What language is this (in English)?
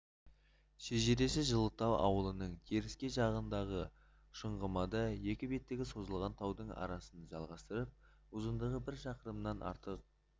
Kazakh